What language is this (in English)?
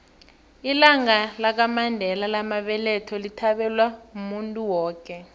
South Ndebele